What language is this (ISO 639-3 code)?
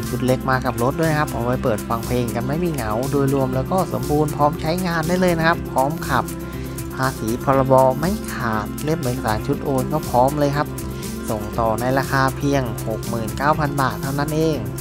tha